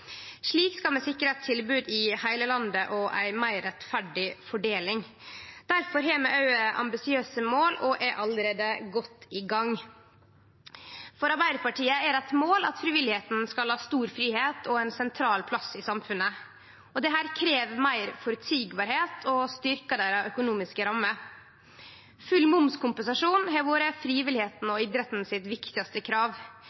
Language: Norwegian Nynorsk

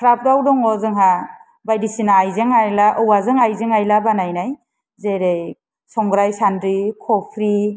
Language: Bodo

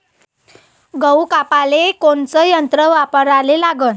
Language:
Marathi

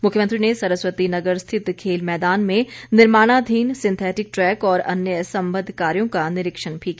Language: Hindi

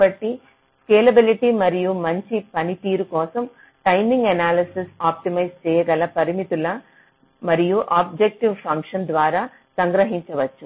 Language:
Telugu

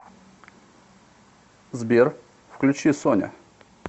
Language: Russian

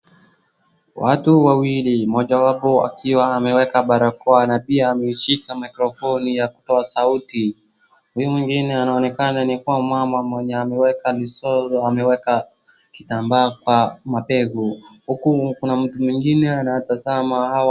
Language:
Swahili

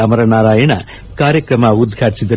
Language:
Kannada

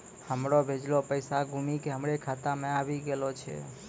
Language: Maithili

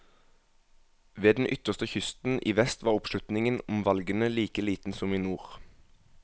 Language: Norwegian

